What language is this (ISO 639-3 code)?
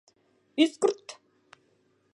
chm